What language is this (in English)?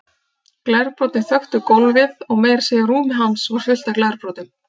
Icelandic